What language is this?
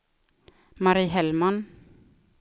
Swedish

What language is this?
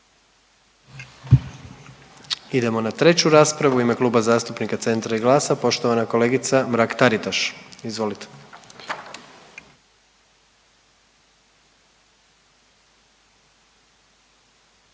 Croatian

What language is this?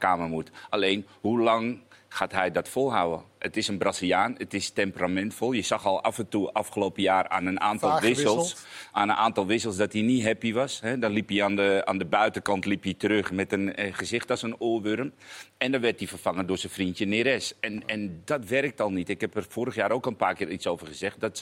Dutch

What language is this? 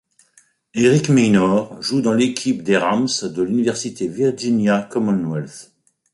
French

